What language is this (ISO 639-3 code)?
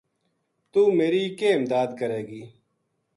gju